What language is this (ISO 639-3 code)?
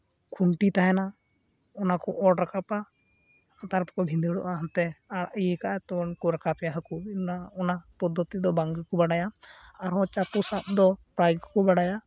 sat